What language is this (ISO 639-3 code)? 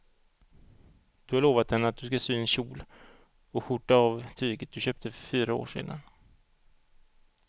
swe